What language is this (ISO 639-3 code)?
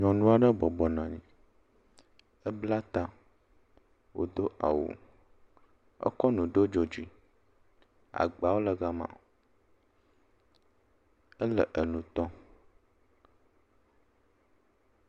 ewe